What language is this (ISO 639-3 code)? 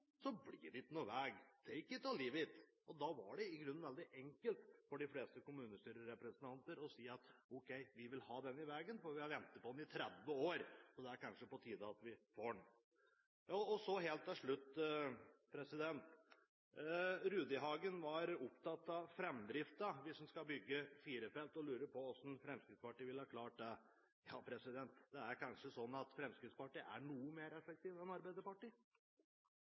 nob